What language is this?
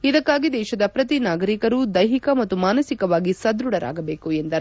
Kannada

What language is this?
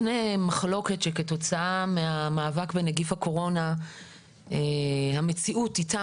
Hebrew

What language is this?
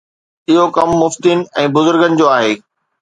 Sindhi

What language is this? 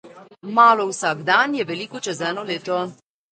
Slovenian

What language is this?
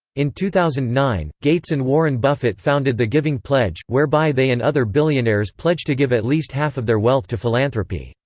English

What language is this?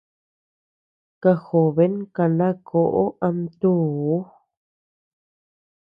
Tepeuxila Cuicatec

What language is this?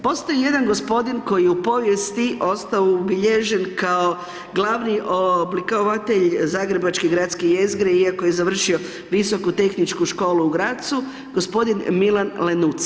Croatian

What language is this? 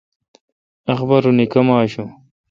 Kalkoti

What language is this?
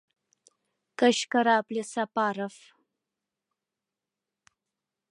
Mari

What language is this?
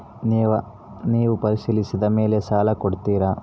Kannada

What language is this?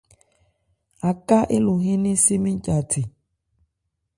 Ebrié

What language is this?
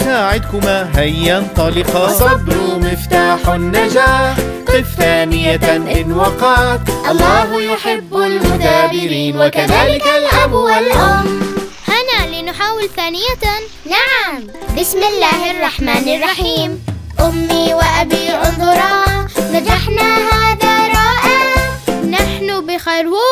Arabic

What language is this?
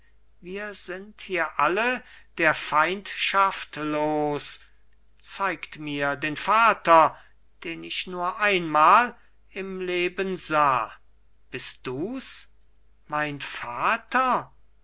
German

